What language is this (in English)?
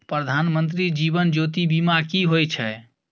Maithili